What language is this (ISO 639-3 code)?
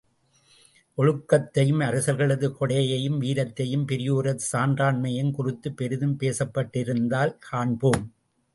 tam